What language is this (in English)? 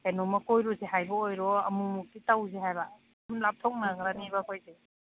Manipuri